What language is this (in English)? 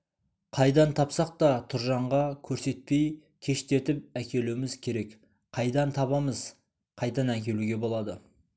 Kazakh